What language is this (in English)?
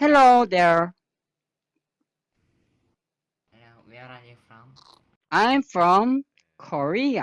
Korean